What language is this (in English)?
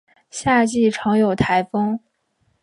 Chinese